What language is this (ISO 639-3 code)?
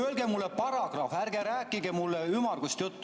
est